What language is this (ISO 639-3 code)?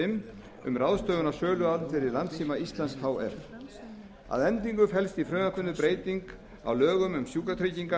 isl